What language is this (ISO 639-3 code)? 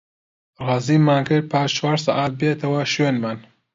ckb